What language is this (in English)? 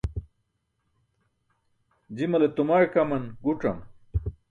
Burushaski